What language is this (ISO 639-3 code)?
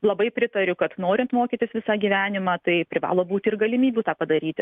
lit